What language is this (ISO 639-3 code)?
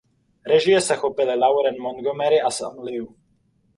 ces